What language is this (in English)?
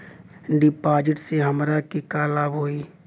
Bhojpuri